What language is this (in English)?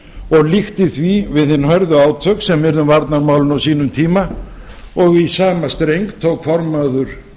Icelandic